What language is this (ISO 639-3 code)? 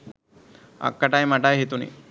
sin